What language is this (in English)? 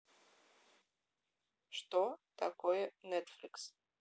Russian